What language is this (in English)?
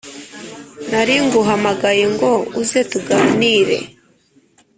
Kinyarwanda